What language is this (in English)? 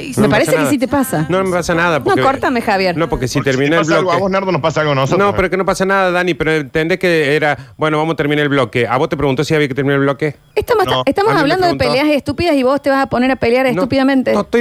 Spanish